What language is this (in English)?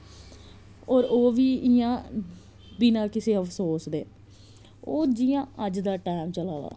Dogri